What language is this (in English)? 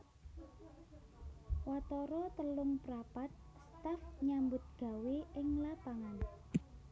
Javanese